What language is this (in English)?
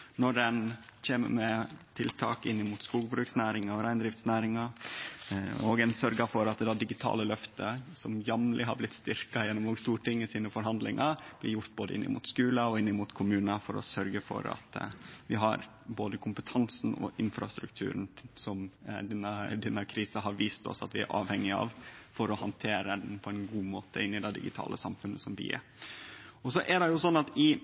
Norwegian Nynorsk